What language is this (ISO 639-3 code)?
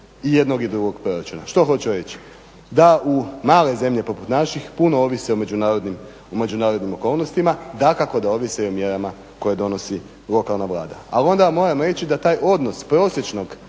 hrv